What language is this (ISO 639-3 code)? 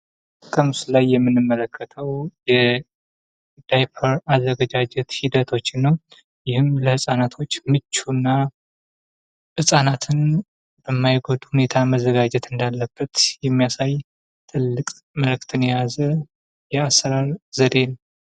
amh